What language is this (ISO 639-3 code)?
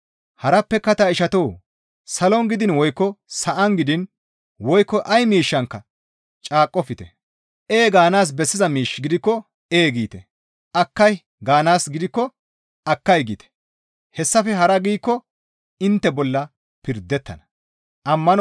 gmv